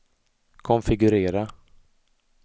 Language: Swedish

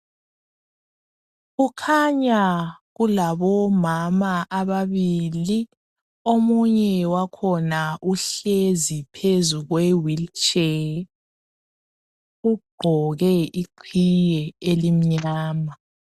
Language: North Ndebele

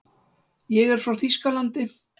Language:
Icelandic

